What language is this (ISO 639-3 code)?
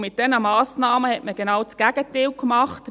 gsw